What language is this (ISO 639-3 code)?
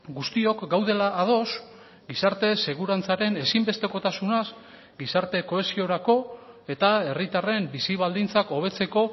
eus